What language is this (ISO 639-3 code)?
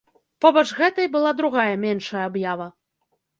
bel